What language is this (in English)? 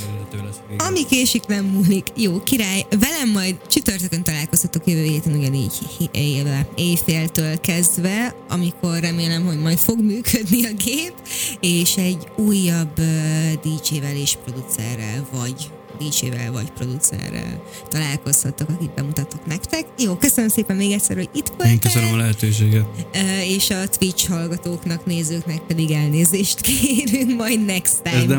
Hungarian